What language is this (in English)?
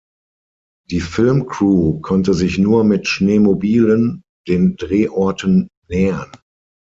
German